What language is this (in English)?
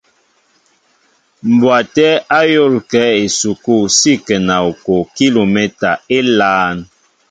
Mbo (Cameroon)